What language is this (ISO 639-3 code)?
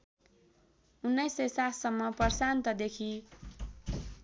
nep